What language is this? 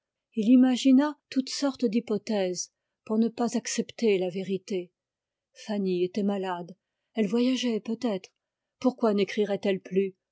French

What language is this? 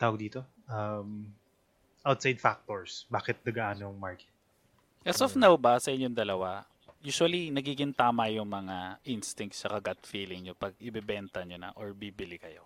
Filipino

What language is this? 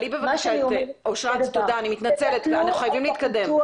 Hebrew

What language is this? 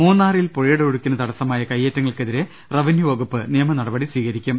Malayalam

